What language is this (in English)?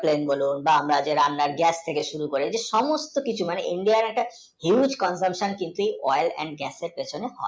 Bangla